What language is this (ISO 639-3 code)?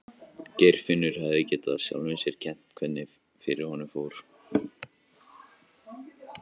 isl